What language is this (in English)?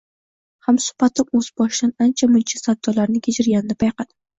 Uzbek